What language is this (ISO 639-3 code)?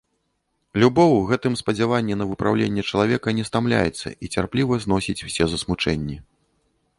bel